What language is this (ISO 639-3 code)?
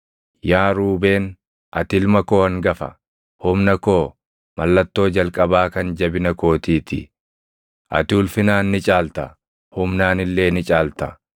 orm